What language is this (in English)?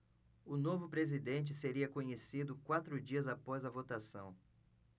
Portuguese